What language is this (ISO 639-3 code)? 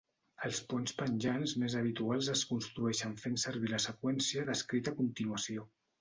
cat